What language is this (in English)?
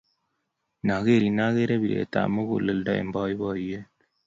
Kalenjin